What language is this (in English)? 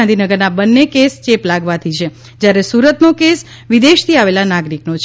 Gujarati